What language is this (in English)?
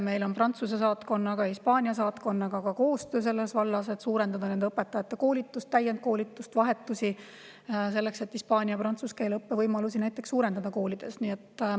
Estonian